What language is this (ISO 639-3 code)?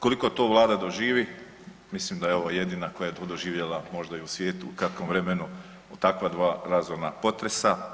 hrv